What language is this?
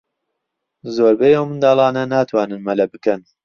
Central Kurdish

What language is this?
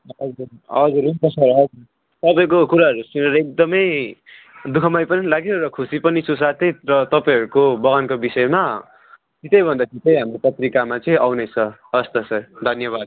Nepali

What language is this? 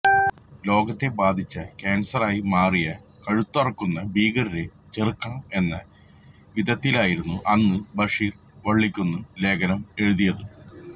Malayalam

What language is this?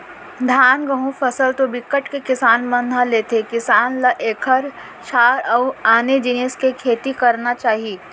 Chhattisgarhi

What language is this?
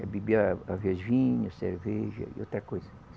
Portuguese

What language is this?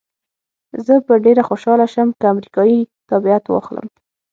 Pashto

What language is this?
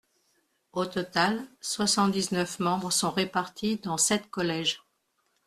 French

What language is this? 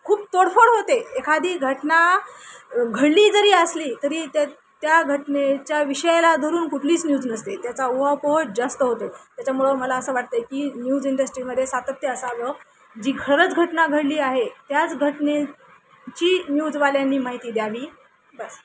Marathi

